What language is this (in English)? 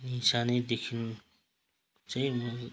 Nepali